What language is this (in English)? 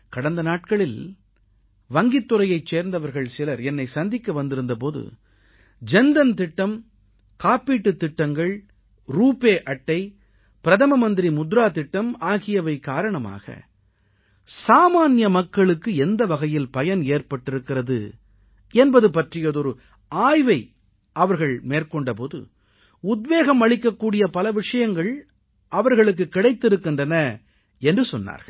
Tamil